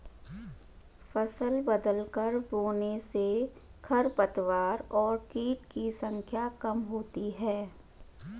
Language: Hindi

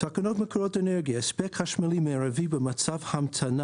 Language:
Hebrew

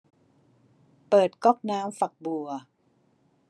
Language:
Thai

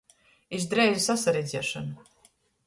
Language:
Latgalian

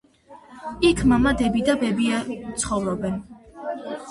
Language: Georgian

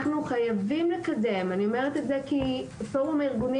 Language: Hebrew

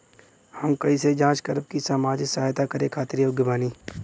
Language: Bhojpuri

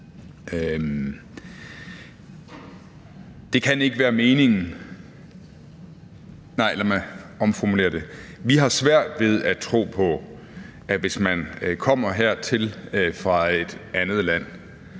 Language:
Danish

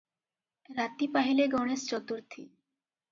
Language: Odia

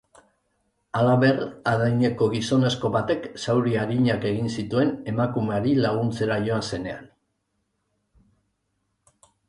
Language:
Basque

